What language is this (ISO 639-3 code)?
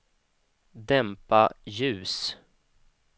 swe